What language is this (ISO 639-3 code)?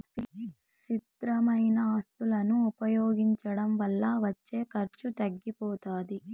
tel